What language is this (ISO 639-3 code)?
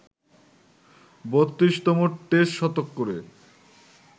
ben